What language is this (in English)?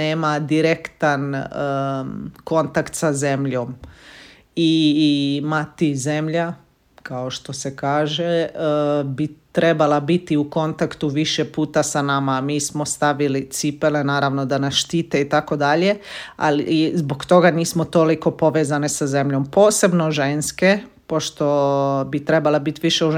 Croatian